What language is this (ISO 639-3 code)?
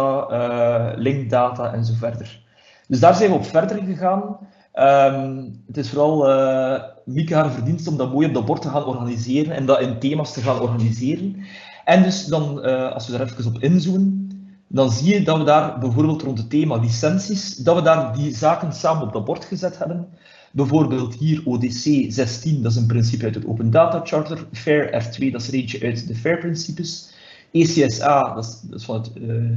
nld